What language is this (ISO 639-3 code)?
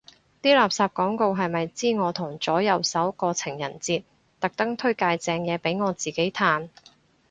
yue